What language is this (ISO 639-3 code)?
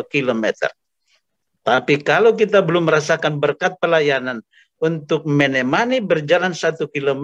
ind